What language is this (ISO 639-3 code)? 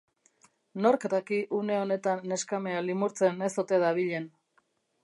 eus